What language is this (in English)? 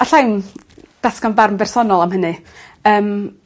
Welsh